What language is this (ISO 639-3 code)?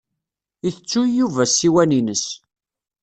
kab